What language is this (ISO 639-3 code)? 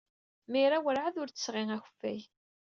kab